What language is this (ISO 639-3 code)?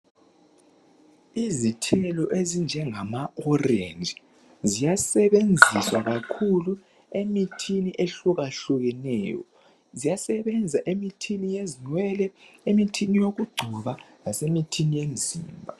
nde